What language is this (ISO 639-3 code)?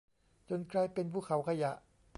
tha